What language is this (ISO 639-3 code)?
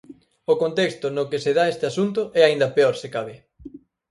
glg